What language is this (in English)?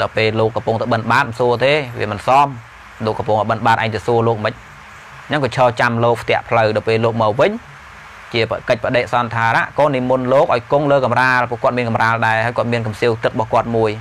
Vietnamese